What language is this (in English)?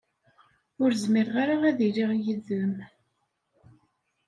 Kabyle